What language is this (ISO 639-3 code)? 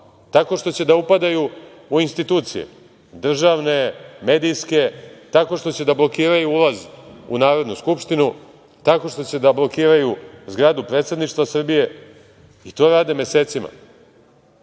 srp